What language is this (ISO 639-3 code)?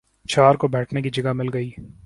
urd